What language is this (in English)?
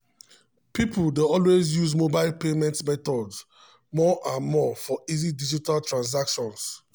Nigerian Pidgin